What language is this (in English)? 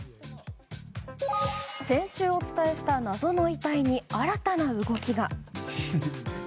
Japanese